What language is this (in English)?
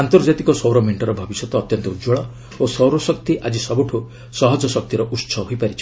Odia